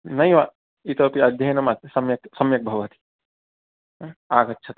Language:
Sanskrit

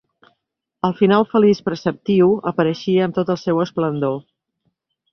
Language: Catalan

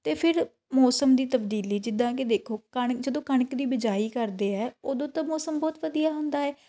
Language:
Punjabi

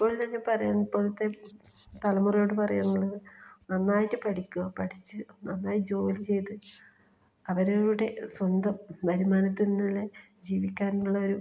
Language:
Malayalam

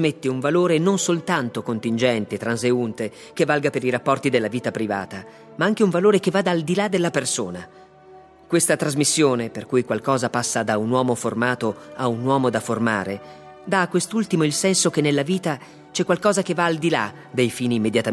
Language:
Italian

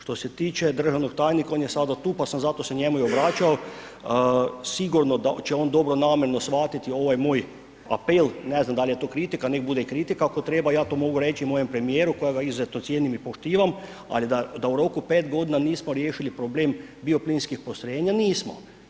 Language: Croatian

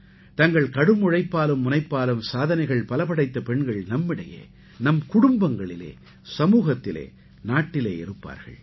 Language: Tamil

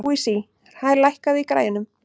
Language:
Icelandic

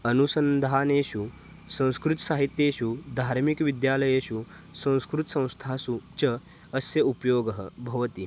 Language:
Sanskrit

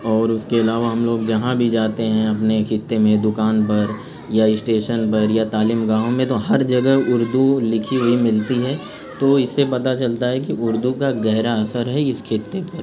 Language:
Urdu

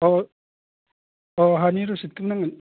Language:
Bodo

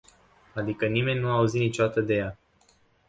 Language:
Romanian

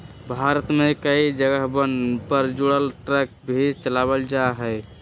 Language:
Magahi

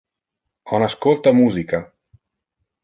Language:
Interlingua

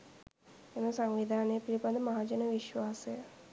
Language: Sinhala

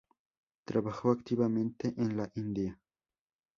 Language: Spanish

